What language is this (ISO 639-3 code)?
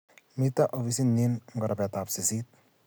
kln